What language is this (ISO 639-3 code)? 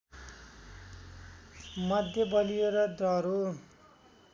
nep